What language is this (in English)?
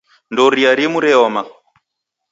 Taita